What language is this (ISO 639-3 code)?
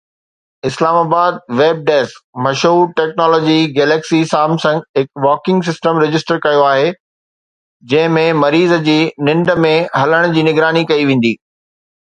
snd